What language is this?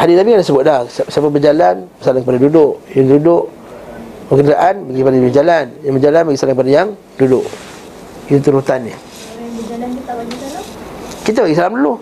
Malay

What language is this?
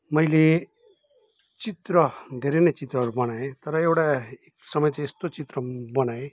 Nepali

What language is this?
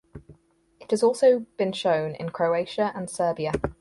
English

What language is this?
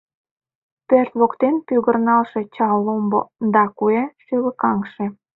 Mari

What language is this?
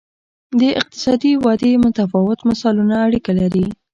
Pashto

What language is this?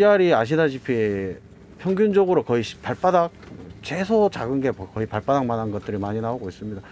Korean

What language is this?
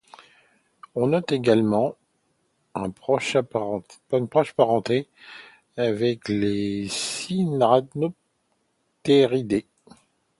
French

